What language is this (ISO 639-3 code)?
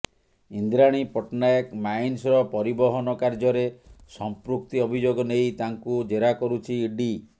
ori